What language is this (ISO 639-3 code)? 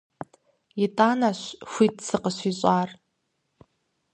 kbd